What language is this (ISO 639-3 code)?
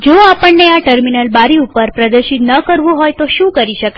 guj